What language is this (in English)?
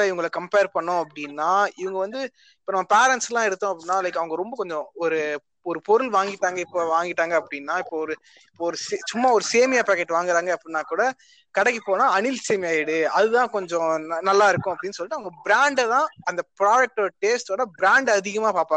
Tamil